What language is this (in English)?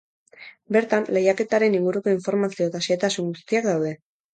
Basque